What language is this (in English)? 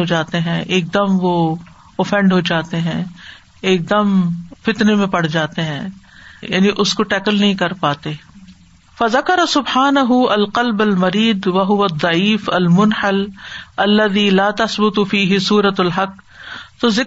Urdu